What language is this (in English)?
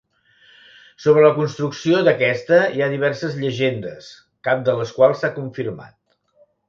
Catalan